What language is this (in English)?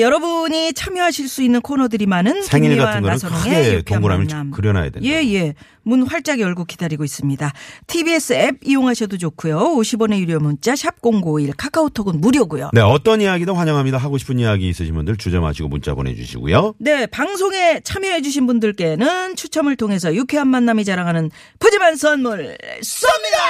Korean